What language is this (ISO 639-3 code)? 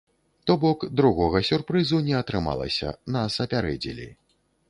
bel